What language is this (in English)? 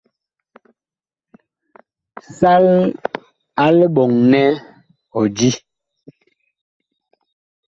Bakoko